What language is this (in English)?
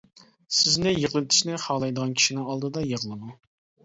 Uyghur